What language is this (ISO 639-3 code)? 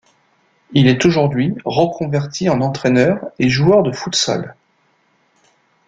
fra